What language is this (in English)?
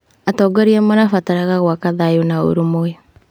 Kikuyu